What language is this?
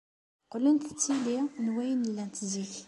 Kabyle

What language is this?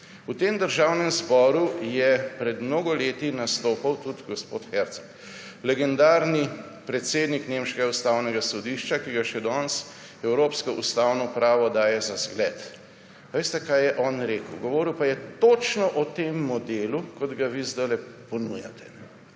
Slovenian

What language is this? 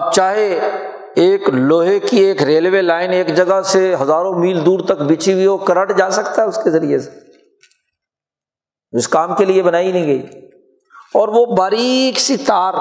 Urdu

